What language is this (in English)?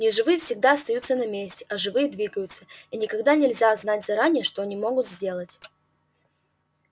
Russian